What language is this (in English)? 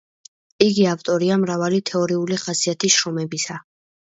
Georgian